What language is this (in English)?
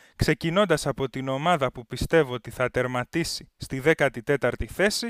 Greek